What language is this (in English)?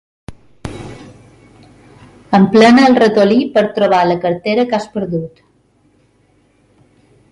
Catalan